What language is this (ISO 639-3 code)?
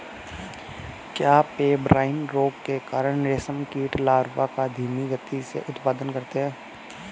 hin